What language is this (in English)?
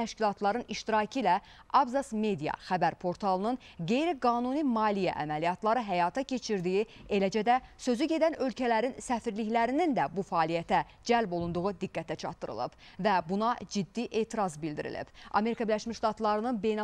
Turkish